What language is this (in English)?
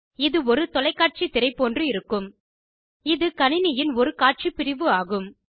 Tamil